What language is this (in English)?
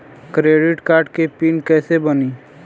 Bhojpuri